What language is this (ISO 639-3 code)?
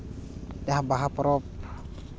sat